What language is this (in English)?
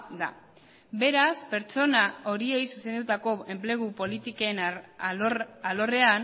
Basque